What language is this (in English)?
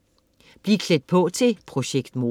Danish